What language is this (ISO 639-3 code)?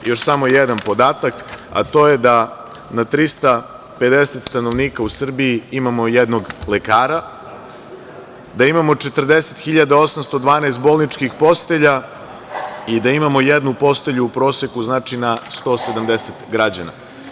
srp